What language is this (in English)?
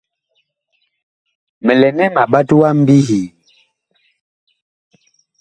Bakoko